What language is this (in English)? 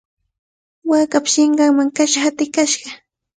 Cajatambo North Lima Quechua